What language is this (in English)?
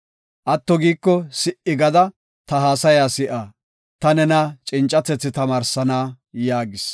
Gofa